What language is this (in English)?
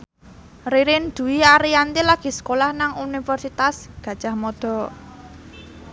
Javanese